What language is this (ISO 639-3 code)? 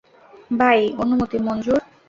ben